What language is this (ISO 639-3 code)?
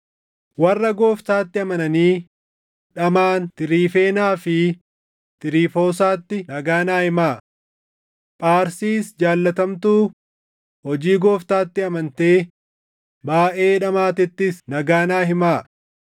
orm